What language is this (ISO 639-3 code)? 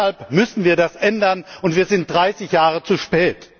deu